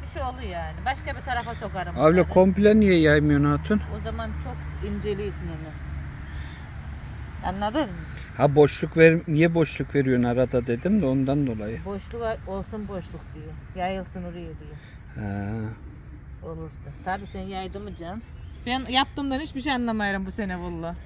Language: Turkish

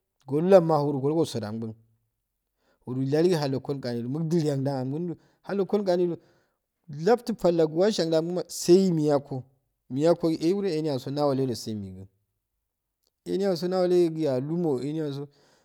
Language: Afade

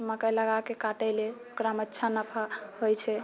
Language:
Maithili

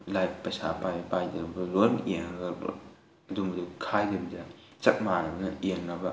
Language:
Manipuri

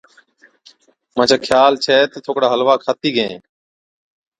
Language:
Od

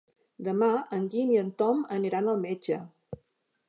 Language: Catalan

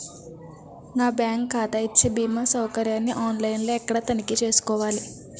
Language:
Telugu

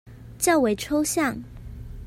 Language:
Chinese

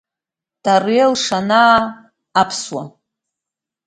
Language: Abkhazian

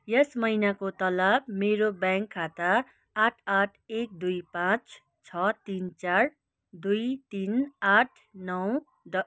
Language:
Nepali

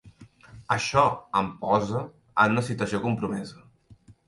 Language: Catalan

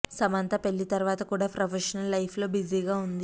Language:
Telugu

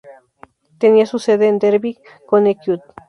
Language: Spanish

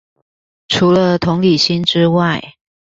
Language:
Chinese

